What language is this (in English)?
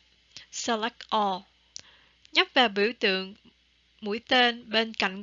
Vietnamese